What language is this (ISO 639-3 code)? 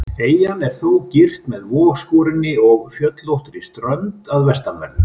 isl